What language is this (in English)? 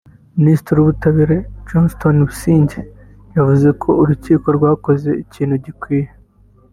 Kinyarwanda